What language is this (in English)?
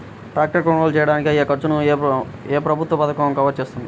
Telugu